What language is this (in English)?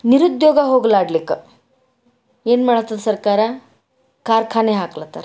Kannada